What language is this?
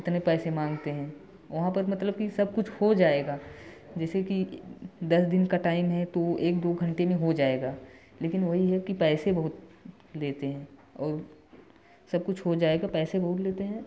Hindi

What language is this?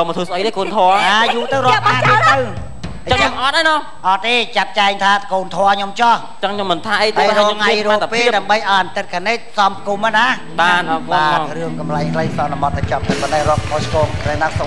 Vietnamese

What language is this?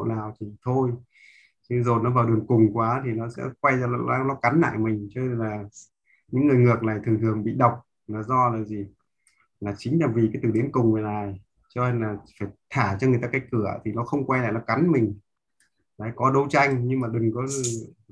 Vietnamese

